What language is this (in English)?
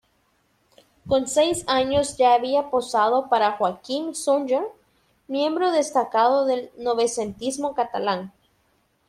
Spanish